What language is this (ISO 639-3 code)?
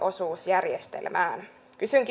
fin